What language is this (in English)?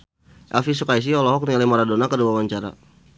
Sundanese